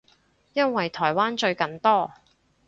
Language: Cantonese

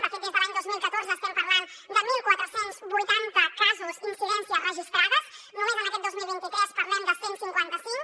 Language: Catalan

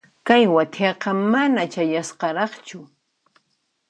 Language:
Puno Quechua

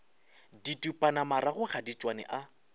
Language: Northern Sotho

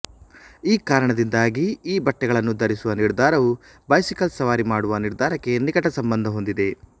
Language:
Kannada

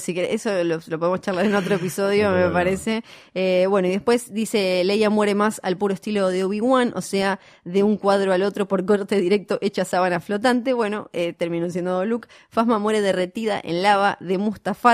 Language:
Spanish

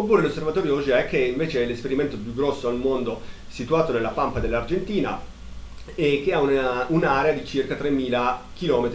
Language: Italian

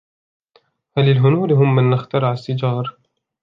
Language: Arabic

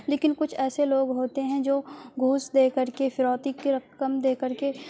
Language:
Urdu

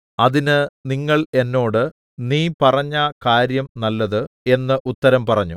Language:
Malayalam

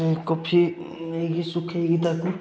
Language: Odia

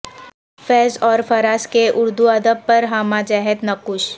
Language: Urdu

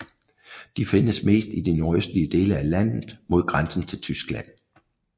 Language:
Danish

